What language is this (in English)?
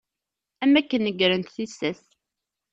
Kabyle